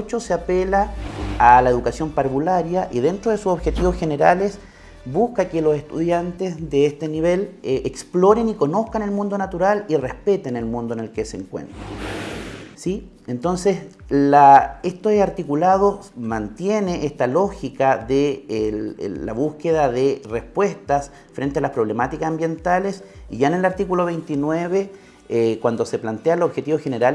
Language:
Spanish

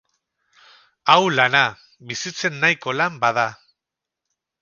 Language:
Basque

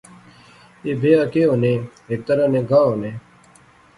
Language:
Pahari-Potwari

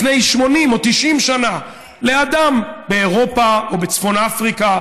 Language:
Hebrew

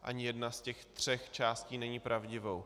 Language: Czech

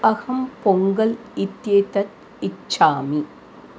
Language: Sanskrit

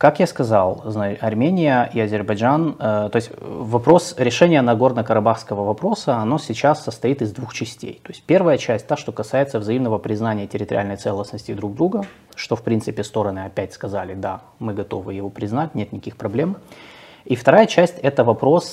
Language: Russian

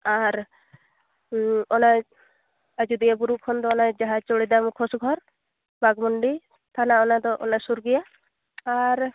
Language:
Santali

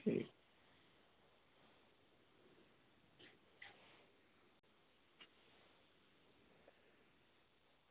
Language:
Dogri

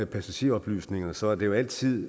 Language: Danish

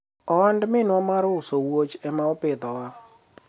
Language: Luo (Kenya and Tanzania)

